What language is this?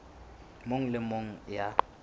Southern Sotho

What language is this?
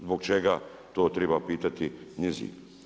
Croatian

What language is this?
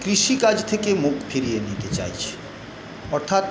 Bangla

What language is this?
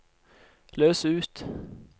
Norwegian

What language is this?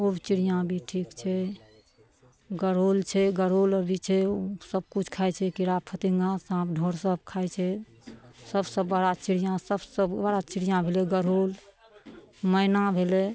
Maithili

